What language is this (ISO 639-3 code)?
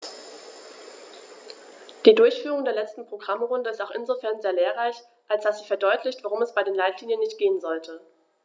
deu